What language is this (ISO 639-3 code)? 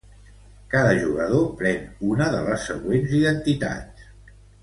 cat